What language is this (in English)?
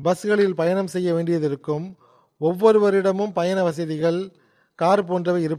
Tamil